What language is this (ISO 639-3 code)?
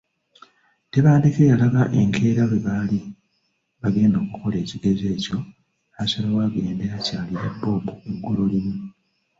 lug